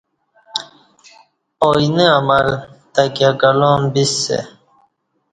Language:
Kati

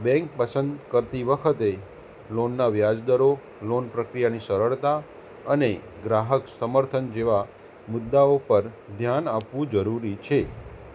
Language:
Gujarati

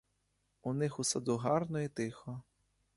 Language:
Ukrainian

